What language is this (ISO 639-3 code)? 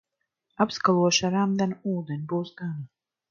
lav